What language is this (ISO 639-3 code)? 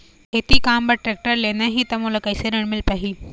hne